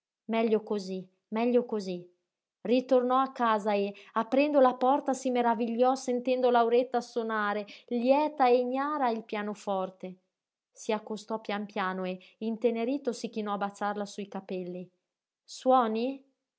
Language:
Italian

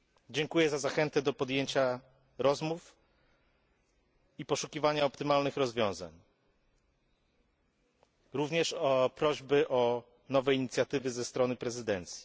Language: Polish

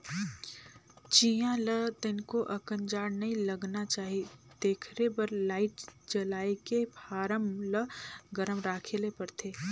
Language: Chhattisgarhi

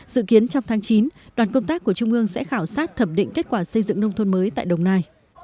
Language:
Vietnamese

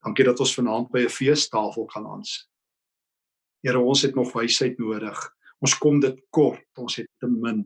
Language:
Dutch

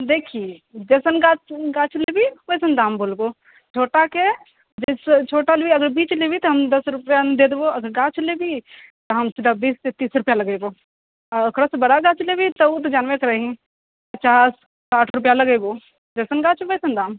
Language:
Maithili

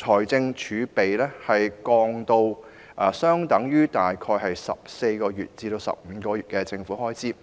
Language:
Cantonese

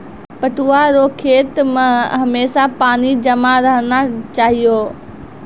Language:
Maithili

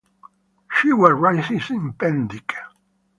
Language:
English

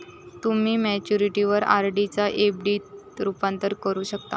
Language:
Marathi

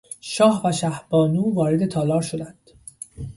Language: Persian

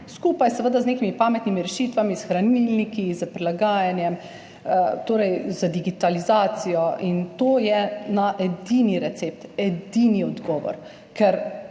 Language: Slovenian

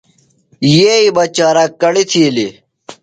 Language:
Phalura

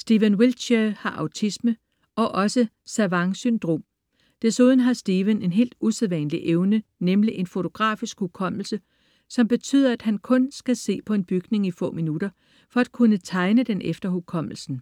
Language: Danish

